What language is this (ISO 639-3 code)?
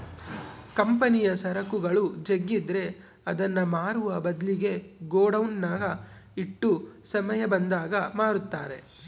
kan